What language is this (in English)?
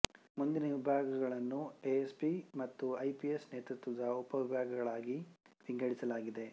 Kannada